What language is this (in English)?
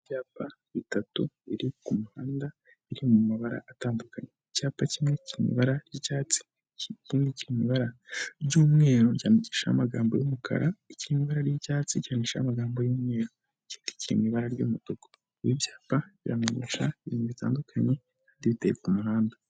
Kinyarwanda